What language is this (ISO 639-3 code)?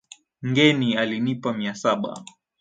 swa